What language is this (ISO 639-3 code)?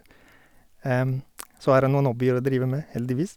nor